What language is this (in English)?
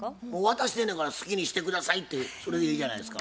Japanese